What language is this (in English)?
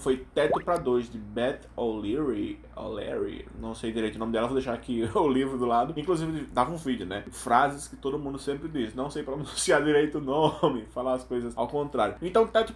Portuguese